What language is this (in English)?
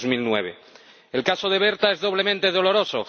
Spanish